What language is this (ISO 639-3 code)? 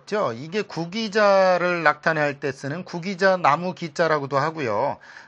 kor